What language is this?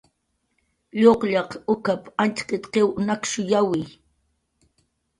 Jaqaru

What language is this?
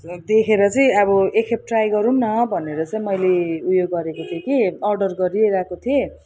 Nepali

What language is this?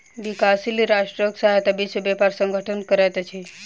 Maithili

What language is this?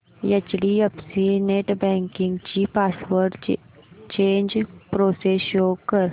Marathi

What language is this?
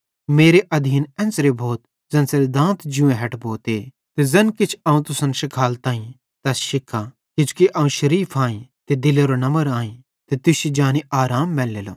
Bhadrawahi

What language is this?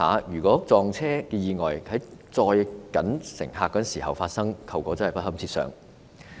Cantonese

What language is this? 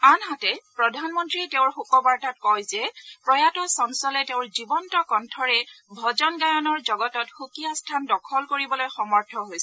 Assamese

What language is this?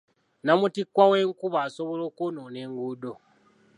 Ganda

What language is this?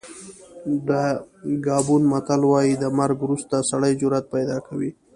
Pashto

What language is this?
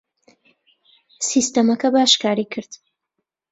Central Kurdish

